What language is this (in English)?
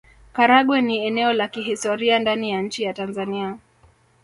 Swahili